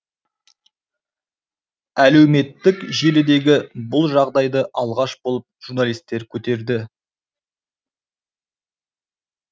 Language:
Kazakh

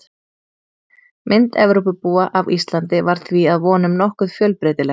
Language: Icelandic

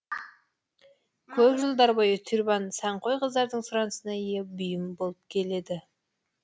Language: Kazakh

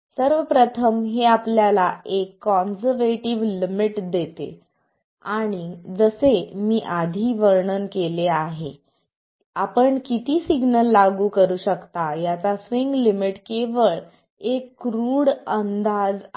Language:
Marathi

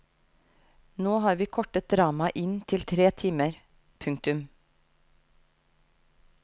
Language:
Norwegian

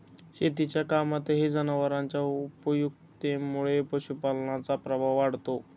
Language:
Marathi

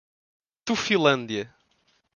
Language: Portuguese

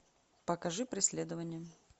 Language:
Russian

